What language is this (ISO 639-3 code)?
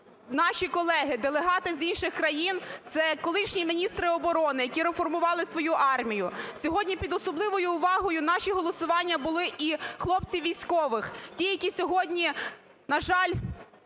ukr